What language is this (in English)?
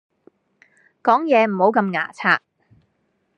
Cantonese